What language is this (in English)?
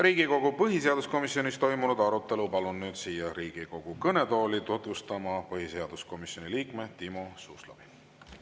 Estonian